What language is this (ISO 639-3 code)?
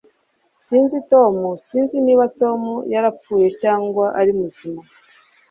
kin